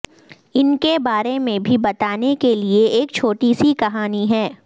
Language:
Urdu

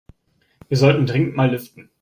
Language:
German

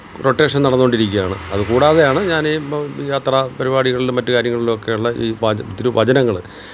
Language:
Malayalam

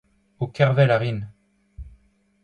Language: Breton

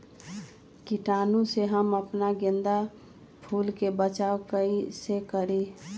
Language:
Magahi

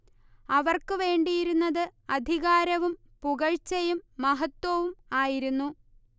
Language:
Malayalam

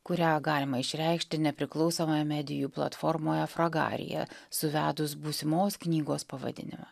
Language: Lithuanian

